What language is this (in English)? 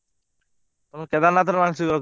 Odia